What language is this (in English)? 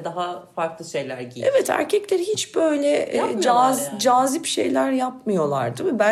Turkish